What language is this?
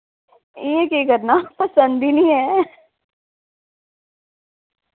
Dogri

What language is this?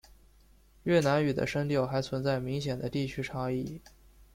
Chinese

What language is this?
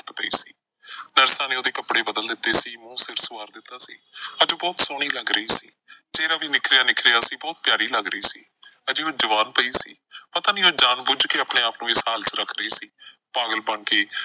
Punjabi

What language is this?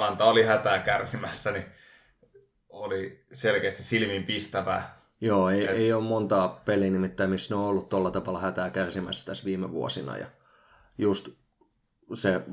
Finnish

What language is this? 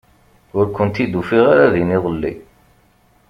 Kabyle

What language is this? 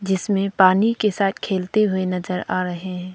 Hindi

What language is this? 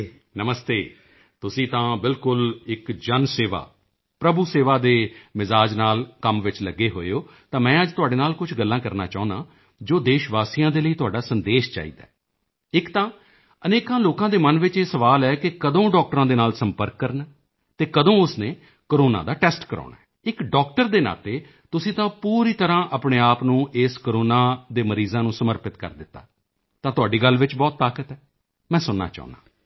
Punjabi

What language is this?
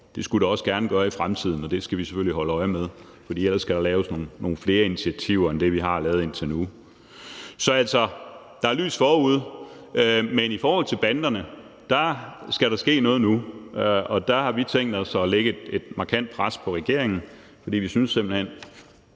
Danish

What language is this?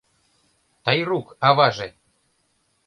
Mari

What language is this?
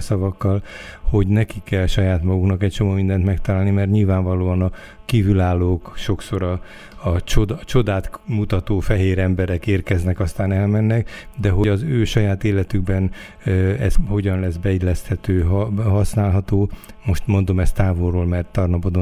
Hungarian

